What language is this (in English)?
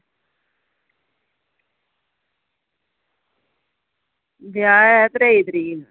Dogri